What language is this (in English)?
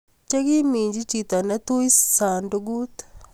Kalenjin